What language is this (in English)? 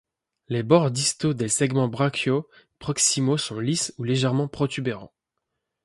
French